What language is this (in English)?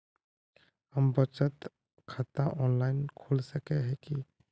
Magahi